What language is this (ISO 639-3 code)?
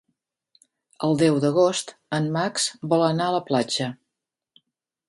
cat